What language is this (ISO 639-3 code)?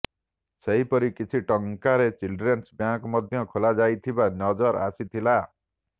ori